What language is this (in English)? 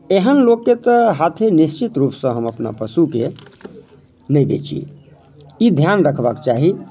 Maithili